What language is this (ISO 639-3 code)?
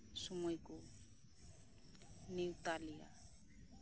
sat